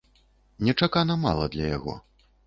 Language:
Belarusian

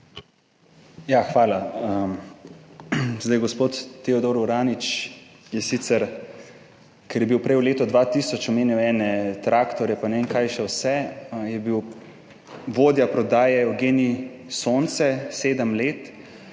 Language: Slovenian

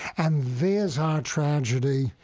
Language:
English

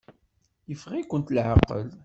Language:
Kabyle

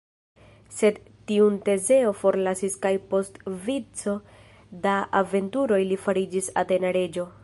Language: Esperanto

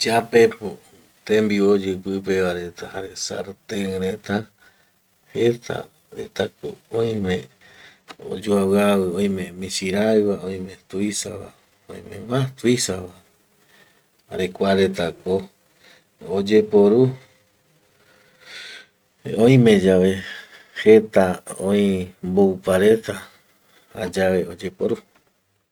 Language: Eastern Bolivian Guaraní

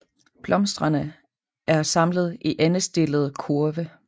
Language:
Danish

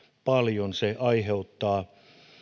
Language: Finnish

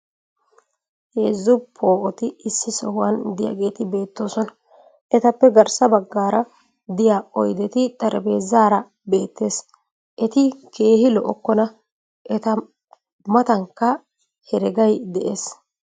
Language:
Wolaytta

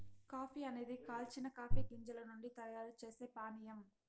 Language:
Telugu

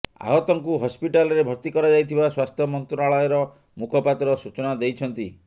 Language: Odia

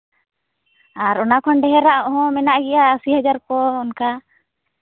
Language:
Santali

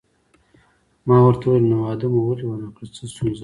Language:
Pashto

